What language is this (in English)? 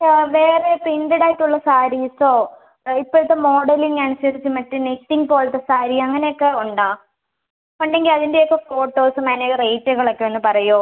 Malayalam